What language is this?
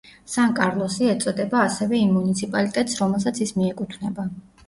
Georgian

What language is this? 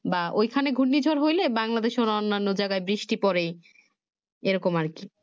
Bangla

